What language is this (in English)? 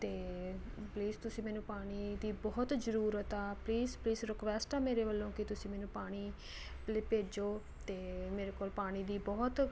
Punjabi